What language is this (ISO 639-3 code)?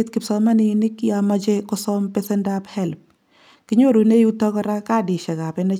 kln